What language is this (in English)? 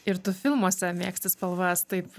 Lithuanian